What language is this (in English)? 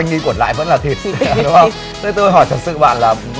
Vietnamese